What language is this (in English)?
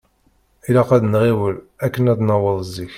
Kabyle